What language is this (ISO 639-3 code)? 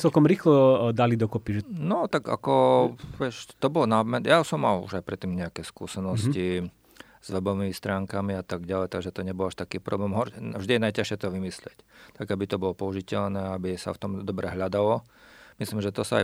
slk